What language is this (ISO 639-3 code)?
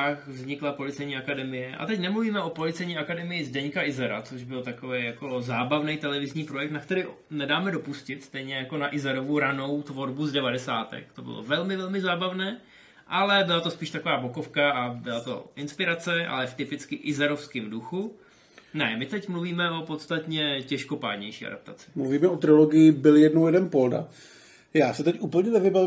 ces